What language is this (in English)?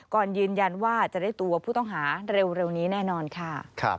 Thai